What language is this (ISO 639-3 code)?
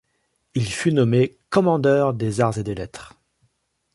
fra